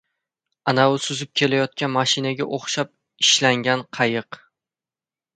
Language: Uzbek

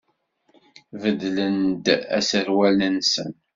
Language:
Kabyle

